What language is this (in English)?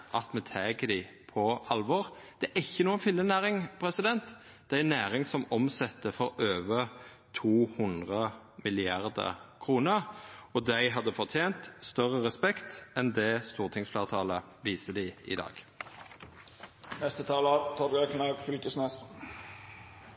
Norwegian Nynorsk